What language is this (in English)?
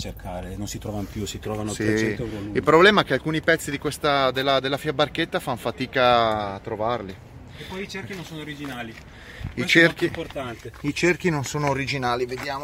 Italian